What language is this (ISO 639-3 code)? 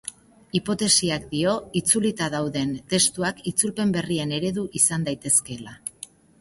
eus